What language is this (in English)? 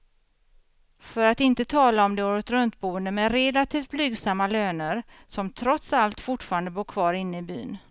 Swedish